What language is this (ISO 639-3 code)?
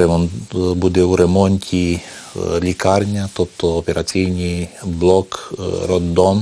ukr